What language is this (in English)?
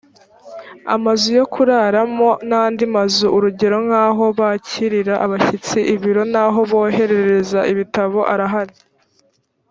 Kinyarwanda